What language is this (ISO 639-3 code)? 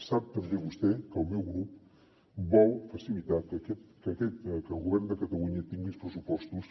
cat